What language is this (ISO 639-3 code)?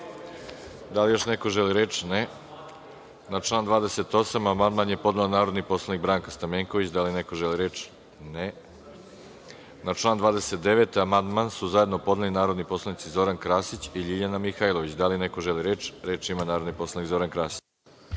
srp